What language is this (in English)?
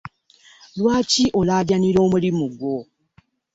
Ganda